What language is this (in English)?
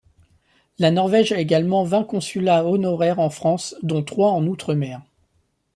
French